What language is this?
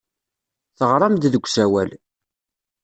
Kabyle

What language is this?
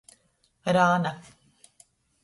Latgalian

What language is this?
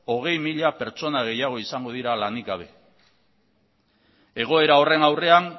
Basque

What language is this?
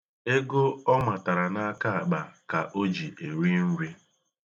Igbo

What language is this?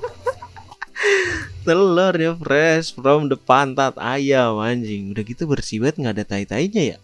Indonesian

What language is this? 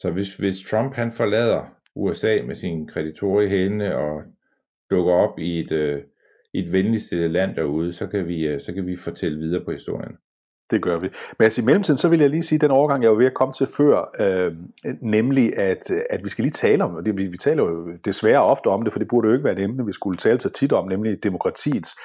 Danish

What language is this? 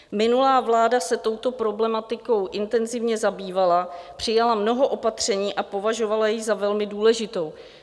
Czech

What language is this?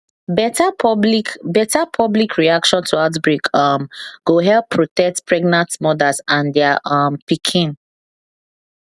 Nigerian Pidgin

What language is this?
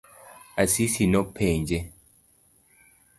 Luo (Kenya and Tanzania)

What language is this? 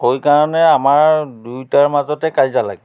Assamese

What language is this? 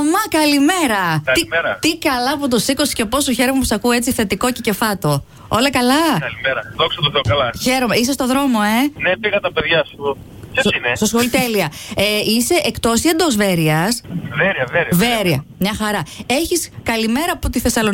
Greek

